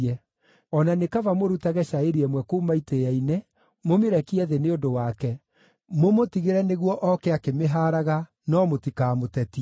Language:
Kikuyu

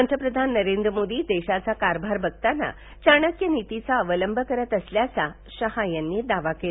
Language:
Marathi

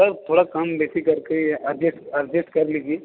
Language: Hindi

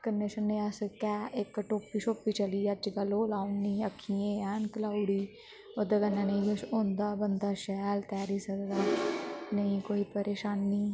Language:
Dogri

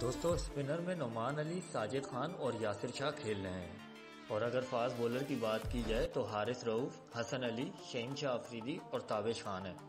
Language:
Hindi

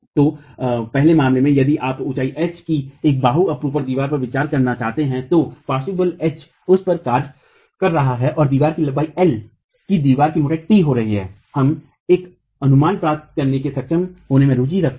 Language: Hindi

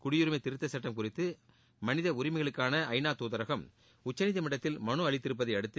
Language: Tamil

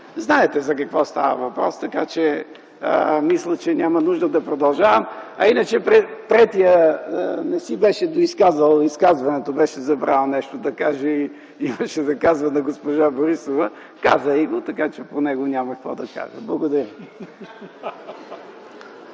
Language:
Bulgarian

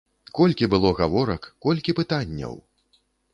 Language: Belarusian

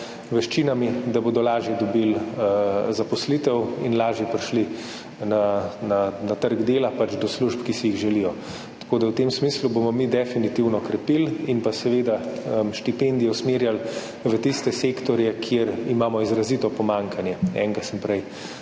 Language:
Slovenian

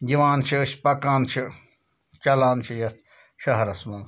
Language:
Kashmiri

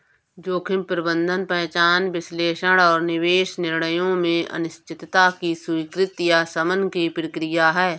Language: Hindi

